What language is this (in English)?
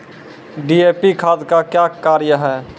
Maithili